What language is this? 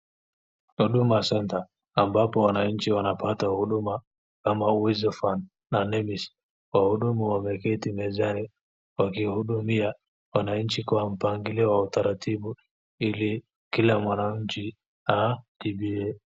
Swahili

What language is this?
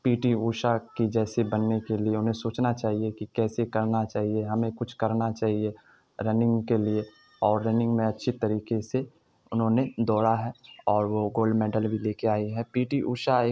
Urdu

